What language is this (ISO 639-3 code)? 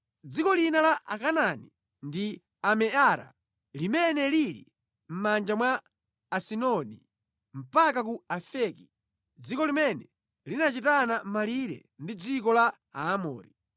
nya